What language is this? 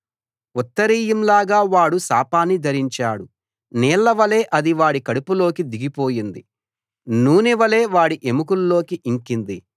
Telugu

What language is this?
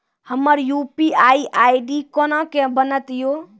Maithili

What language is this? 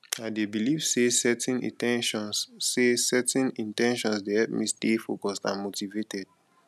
Nigerian Pidgin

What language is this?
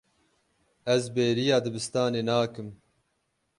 Kurdish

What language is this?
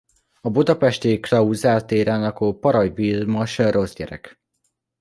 Hungarian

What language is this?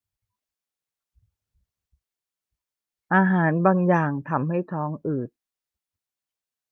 Thai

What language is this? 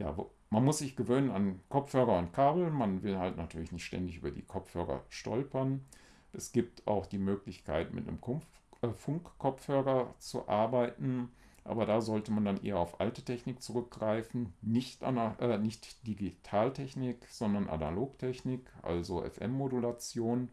German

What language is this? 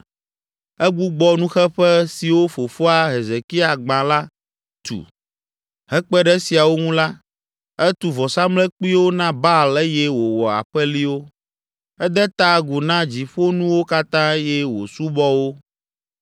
Ewe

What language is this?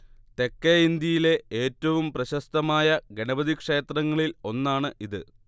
Malayalam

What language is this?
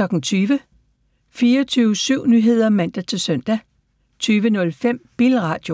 Danish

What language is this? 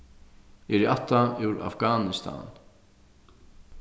Faroese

